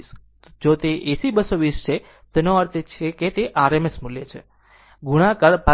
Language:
Gujarati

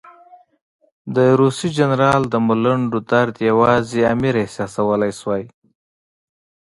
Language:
Pashto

